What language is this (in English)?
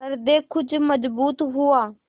Hindi